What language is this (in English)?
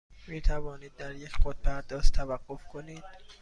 Persian